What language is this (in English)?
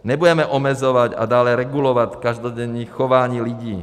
Czech